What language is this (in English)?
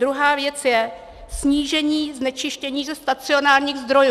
Czech